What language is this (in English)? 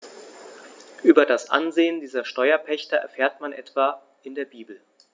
German